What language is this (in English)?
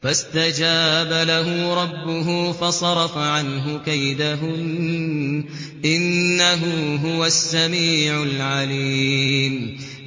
Arabic